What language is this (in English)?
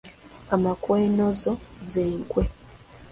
Ganda